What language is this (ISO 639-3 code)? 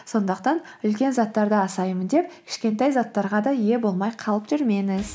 kaz